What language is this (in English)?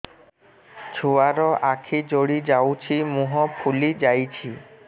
Odia